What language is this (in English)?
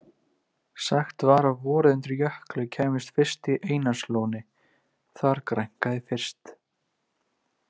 Icelandic